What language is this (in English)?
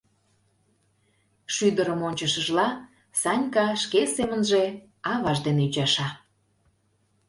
Mari